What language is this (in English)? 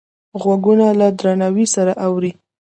Pashto